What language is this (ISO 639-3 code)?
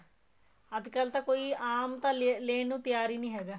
pan